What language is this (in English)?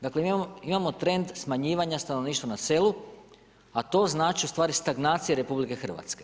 Croatian